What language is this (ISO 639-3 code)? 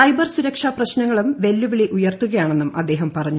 mal